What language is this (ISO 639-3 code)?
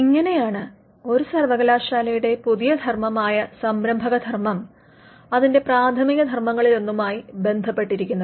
mal